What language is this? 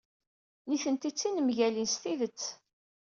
Kabyle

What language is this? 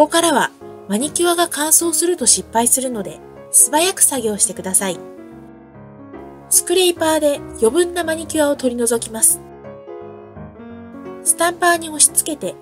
Japanese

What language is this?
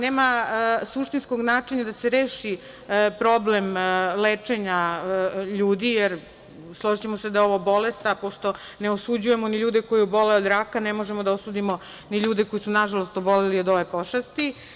Serbian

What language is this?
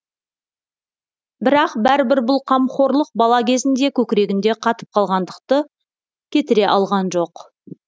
Kazakh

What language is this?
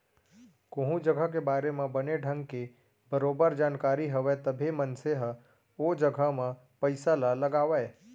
Chhattisgarhi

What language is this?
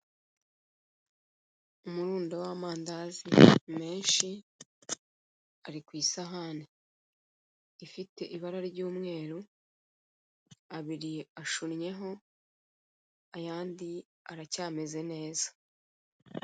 Kinyarwanda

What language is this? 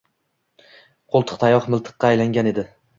Uzbek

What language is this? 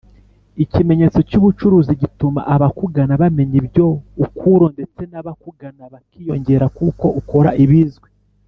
Kinyarwanda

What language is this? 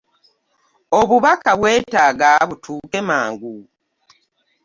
Ganda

